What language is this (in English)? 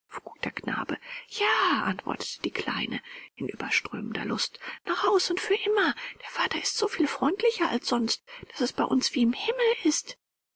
German